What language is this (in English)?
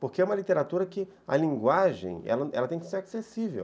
Portuguese